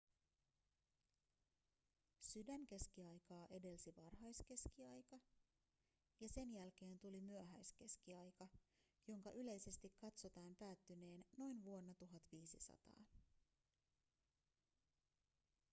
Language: Finnish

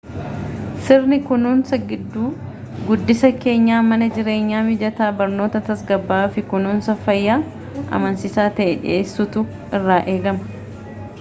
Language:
Oromo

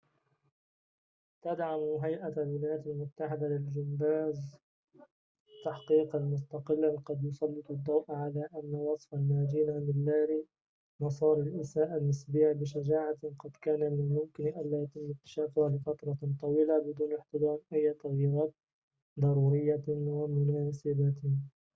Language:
Arabic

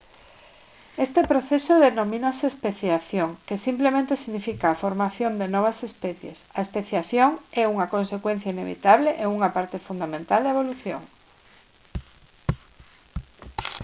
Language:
Galician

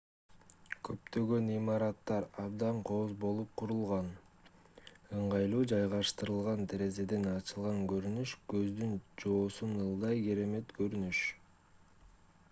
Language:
Kyrgyz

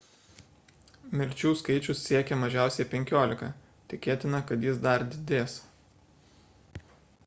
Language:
Lithuanian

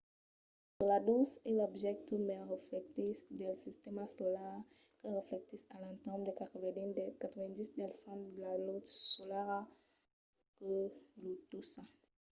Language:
Occitan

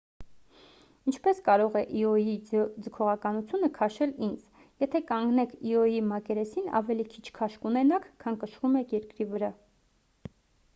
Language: Armenian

